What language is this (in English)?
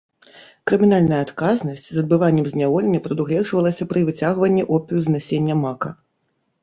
Belarusian